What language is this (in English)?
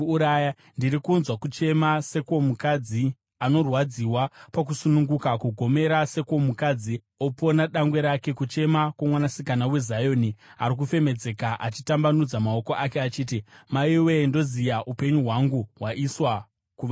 Shona